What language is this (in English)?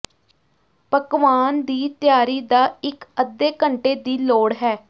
Punjabi